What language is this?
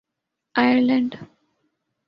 Urdu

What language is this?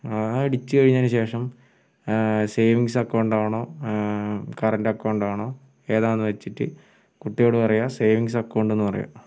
Malayalam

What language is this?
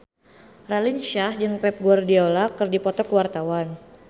Sundanese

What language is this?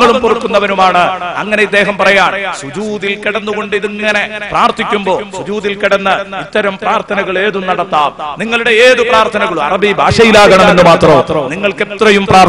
Arabic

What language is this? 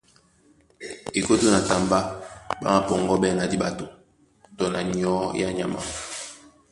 Duala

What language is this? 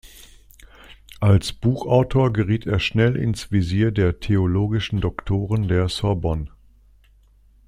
German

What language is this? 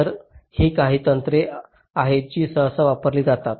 Marathi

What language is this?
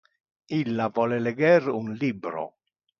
Interlingua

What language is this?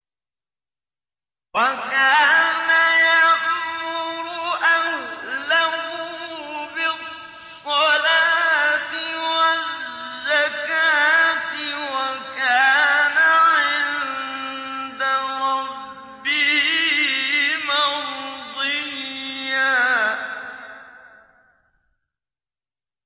Arabic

